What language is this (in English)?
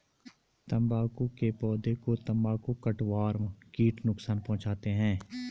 Hindi